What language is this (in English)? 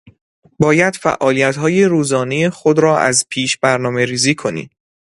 Persian